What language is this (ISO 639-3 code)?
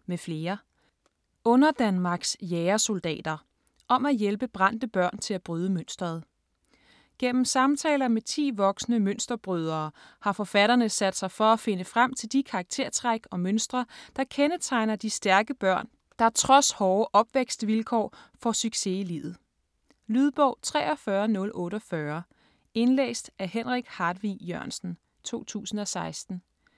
dan